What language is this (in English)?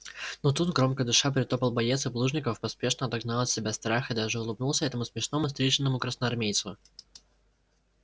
Russian